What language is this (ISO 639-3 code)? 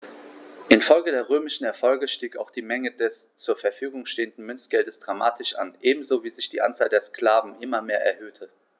deu